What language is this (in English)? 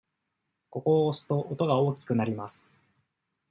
Japanese